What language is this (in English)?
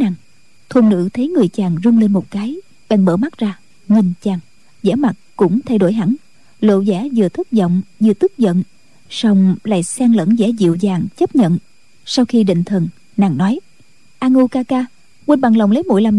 Vietnamese